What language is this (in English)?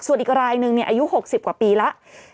Thai